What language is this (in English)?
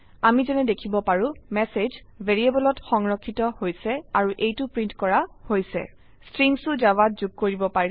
Assamese